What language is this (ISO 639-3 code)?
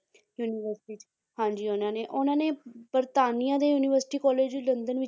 pan